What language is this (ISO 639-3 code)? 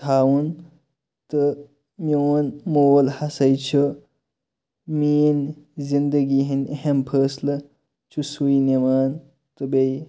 kas